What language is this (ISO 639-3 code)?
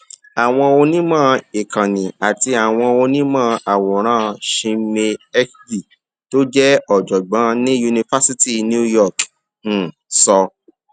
yor